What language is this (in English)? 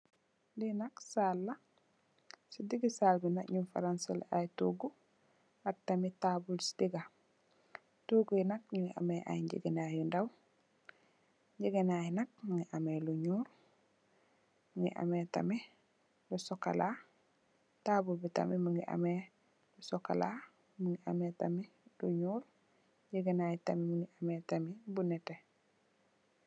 Wolof